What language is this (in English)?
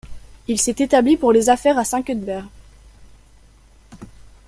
French